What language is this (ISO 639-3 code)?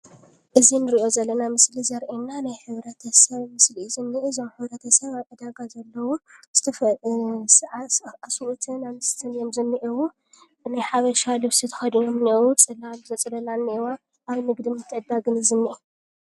tir